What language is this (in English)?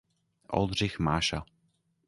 Czech